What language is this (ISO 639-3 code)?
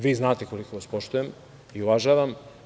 srp